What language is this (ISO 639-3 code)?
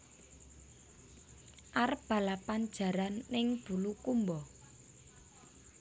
jav